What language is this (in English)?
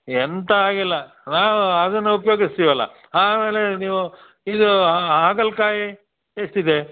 Kannada